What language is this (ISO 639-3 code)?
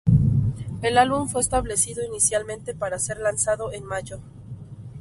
spa